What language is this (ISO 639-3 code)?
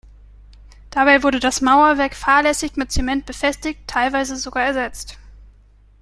deu